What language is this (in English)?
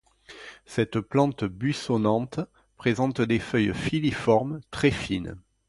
French